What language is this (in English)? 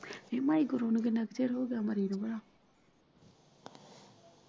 Punjabi